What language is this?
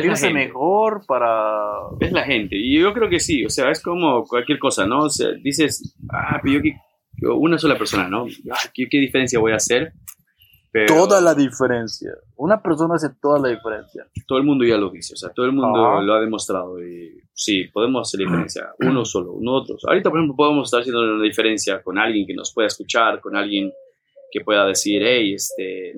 Spanish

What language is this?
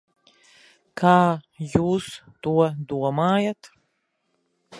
Latvian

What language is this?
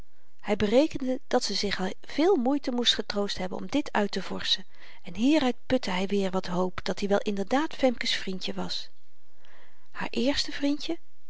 Dutch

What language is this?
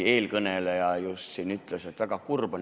Estonian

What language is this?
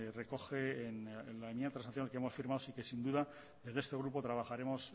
Spanish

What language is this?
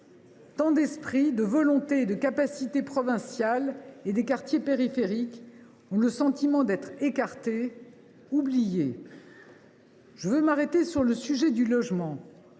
French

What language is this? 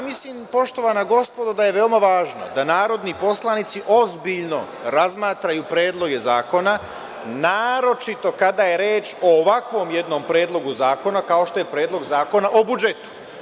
Serbian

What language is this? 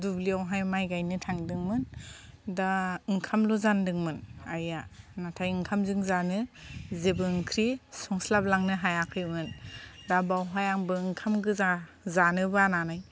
Bodo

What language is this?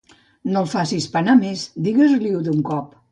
Catalan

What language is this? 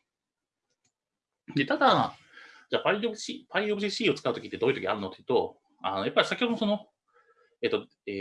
Japanese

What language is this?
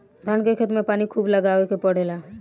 Bhojpuri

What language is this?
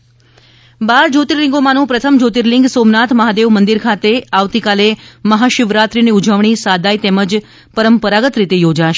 Gujarati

